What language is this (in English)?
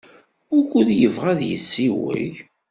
Kabyle